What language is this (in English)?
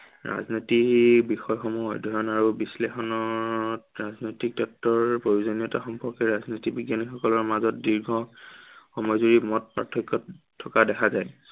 Assamese